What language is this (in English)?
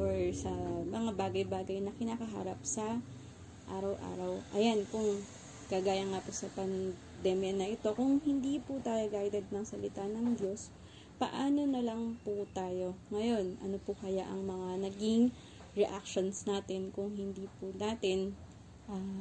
Filipino